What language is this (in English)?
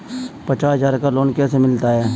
Hindi